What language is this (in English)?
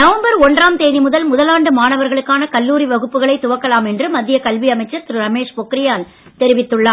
Tamil